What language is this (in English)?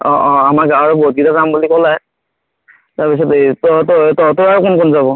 Assamese